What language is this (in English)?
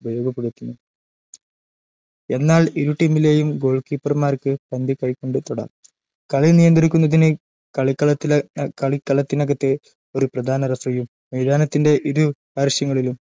Malayalam